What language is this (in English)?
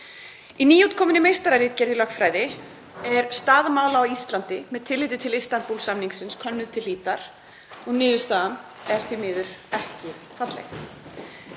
Icelandic